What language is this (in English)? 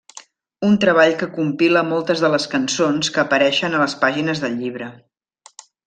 Catalan